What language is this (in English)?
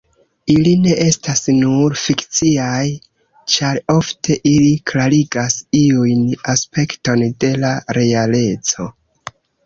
Esperanto